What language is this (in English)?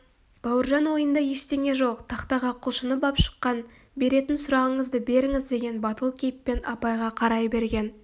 Kazakh